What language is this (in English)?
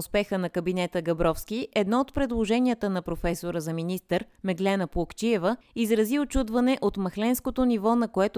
Bulgarian